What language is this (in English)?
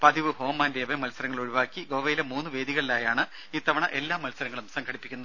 Malayalam